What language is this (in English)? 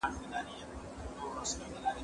Pashto